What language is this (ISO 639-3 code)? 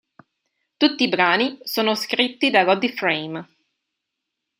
ita